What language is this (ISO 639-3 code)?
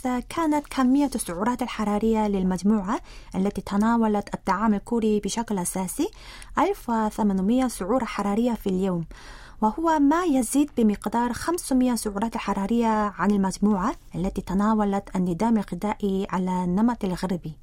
ara